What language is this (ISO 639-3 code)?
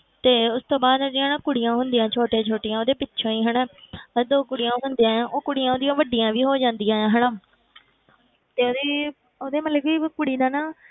pan